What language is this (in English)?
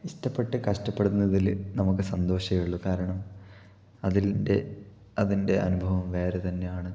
Malayalam